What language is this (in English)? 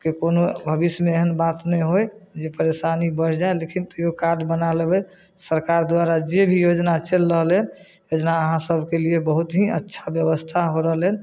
Maithili